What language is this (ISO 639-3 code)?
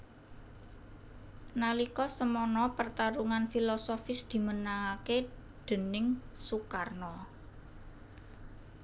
jav